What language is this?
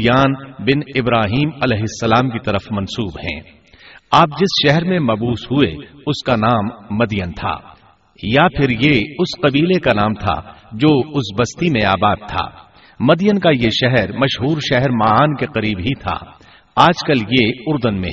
Urdu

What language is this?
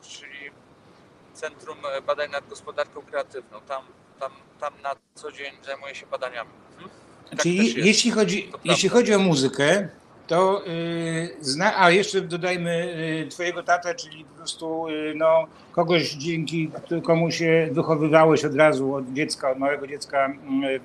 Polish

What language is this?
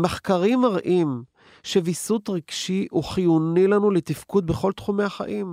Hebrew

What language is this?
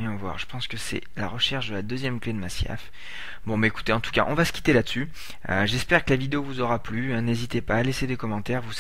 French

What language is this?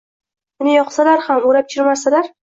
Uzbek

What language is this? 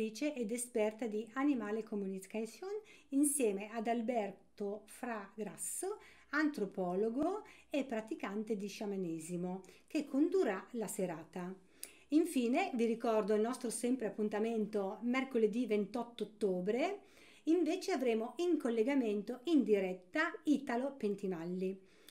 Italian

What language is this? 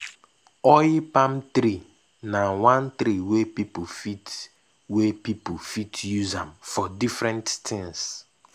Nigerian Pidgin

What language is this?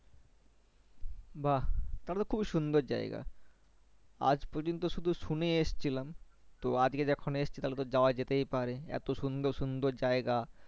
Bangla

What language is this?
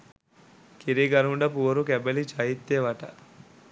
Sinhala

